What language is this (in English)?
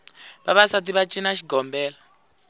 Tsonga